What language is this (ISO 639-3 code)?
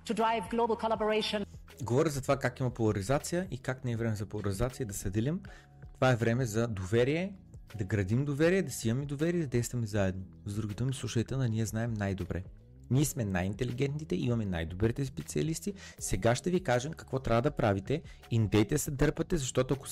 bul